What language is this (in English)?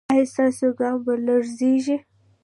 Pashto